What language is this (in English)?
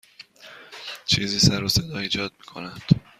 Persian